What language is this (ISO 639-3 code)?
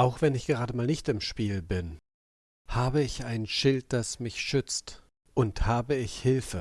deu